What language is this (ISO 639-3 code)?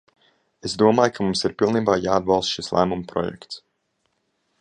lav